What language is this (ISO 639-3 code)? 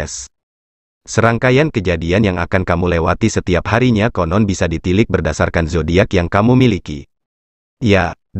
ind